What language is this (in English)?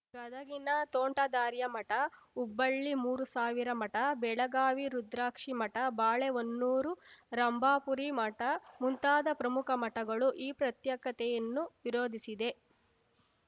Kannada